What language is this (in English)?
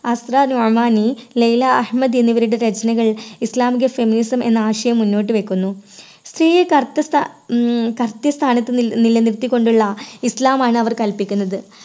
Malayalam